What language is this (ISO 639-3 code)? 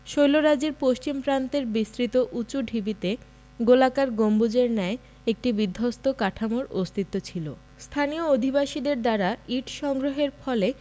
ben